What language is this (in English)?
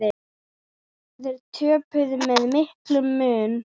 Icelandic